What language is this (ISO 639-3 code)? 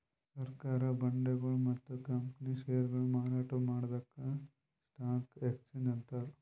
kan